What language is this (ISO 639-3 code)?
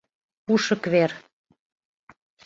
chm